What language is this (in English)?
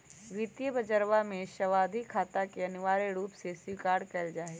Magahi